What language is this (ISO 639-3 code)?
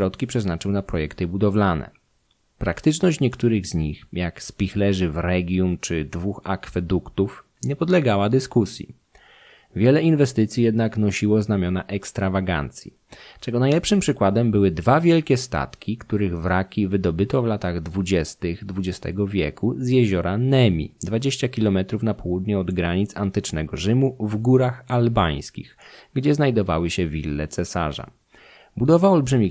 pol